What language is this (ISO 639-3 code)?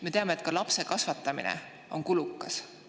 est